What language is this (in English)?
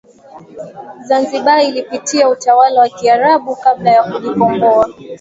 Swahili